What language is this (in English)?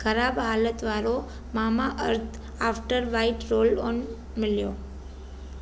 Sindhi